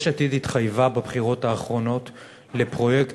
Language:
Hebrew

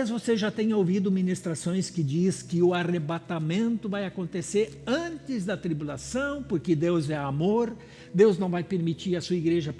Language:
Portuguese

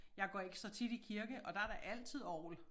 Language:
Danish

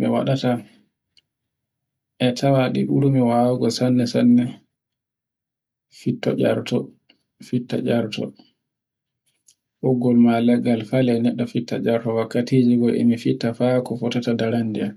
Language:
Borgu Fulfulde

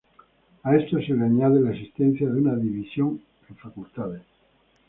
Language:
Spanish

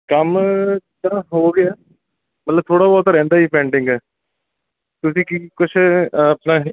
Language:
Punjabi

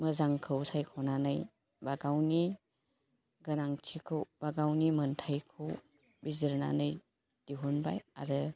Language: Bodo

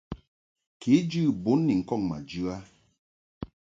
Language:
Mungaka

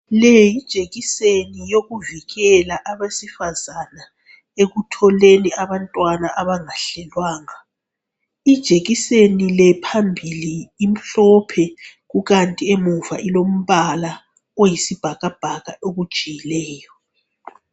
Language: North Ndebele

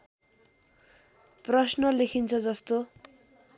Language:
Nepali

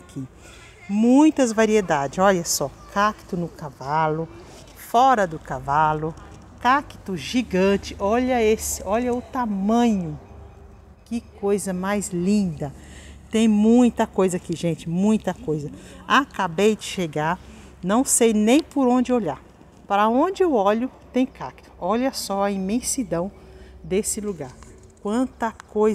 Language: Portuguese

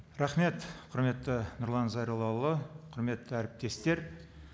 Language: Kazakh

